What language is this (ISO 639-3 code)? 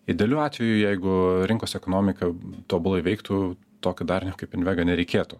lit